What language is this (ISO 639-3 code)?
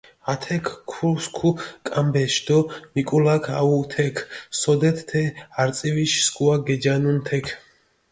xmf